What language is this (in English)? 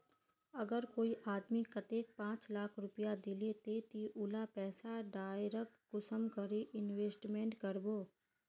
Magahi